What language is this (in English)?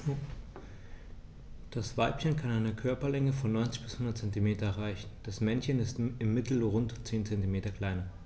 German